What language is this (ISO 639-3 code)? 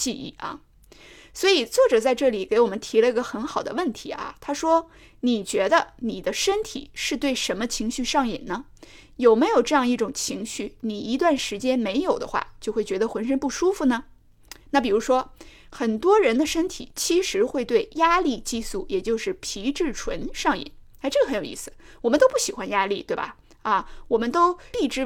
zho